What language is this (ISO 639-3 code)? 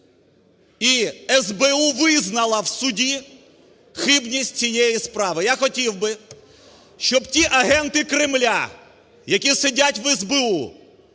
ukr